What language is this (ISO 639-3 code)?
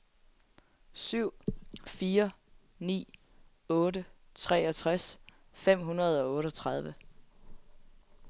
dan